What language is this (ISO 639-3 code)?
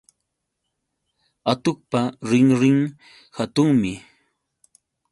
qux